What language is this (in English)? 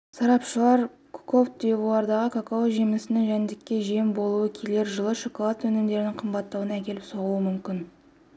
Kazakh